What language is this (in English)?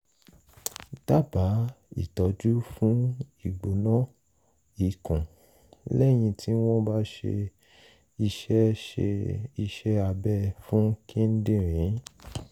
Yoruba